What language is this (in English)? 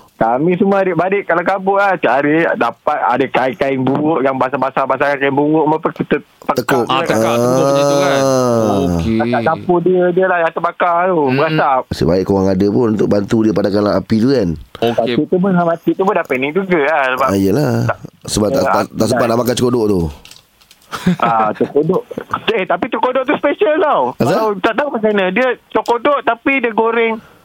Malay